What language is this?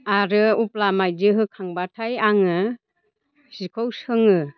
Bodo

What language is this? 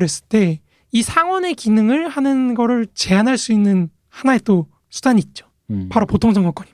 Korean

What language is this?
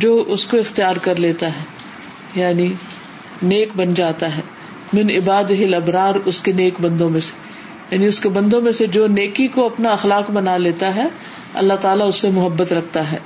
Urdu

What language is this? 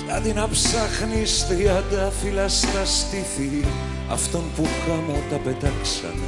Greek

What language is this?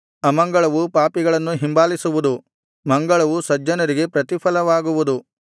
Kannada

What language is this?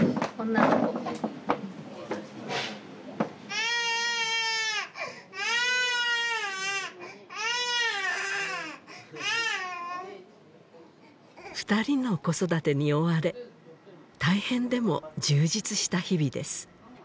Japanese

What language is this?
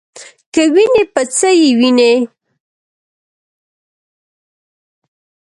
Pashto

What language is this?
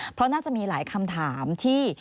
Thai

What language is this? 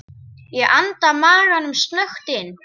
Icelandic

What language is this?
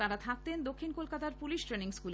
Bangla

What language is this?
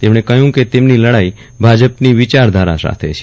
Gujarati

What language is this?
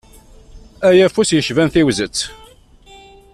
Kabyle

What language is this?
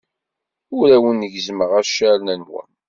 Kabyle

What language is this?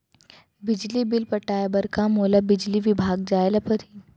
Chhattisgarhi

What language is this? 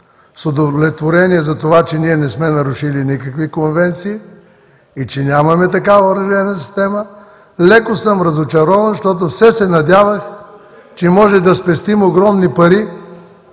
Bulgarian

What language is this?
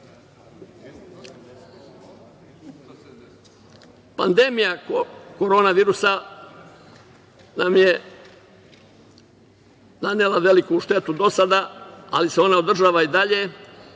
Serbian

